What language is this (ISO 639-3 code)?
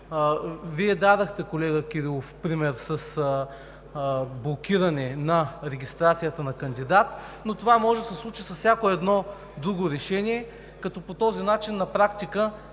bul